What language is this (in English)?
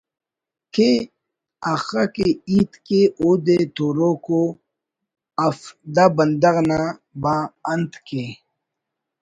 Brahui